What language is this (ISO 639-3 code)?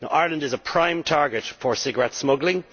eng